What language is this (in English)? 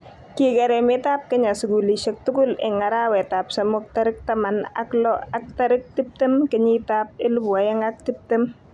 Kalenjin